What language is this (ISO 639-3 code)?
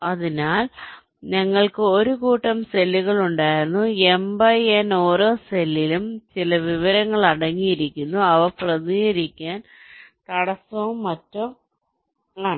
mal